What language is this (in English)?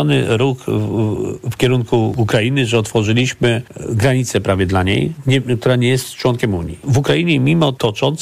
Polish